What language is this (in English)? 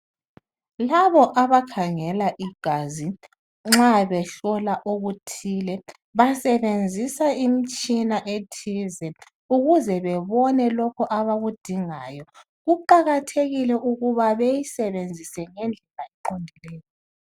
North Ndebele